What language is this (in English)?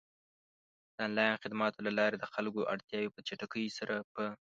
Pashto